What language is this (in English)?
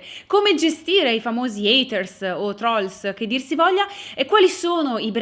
Italian